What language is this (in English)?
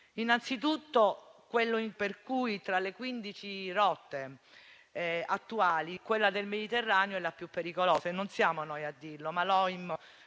Italian